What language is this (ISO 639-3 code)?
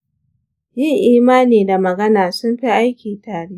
hau